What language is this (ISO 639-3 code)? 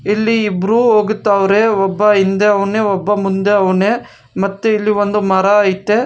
kan